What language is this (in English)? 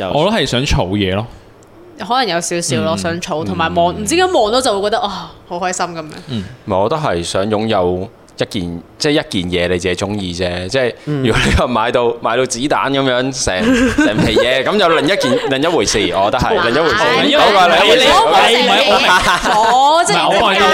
Chinese